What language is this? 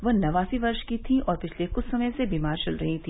Hindi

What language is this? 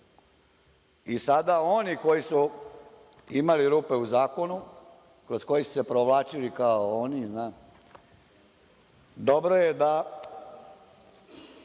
Serbian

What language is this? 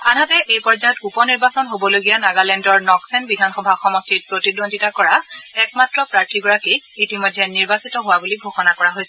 Assamese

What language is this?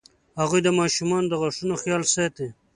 Pashto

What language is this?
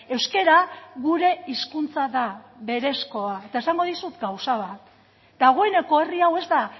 Basque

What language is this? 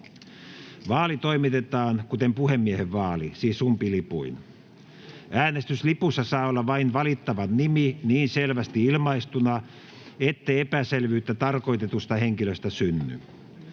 Finnish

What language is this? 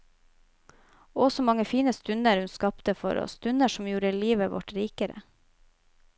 Norwegian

